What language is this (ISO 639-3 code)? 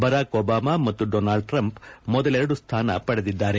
kan